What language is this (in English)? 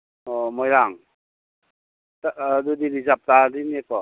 Manipuri